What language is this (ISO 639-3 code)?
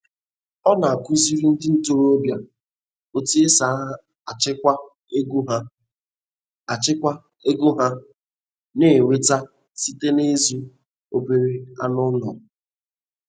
ibo